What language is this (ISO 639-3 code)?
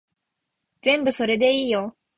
jpn